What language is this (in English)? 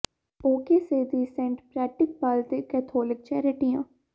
Punjabi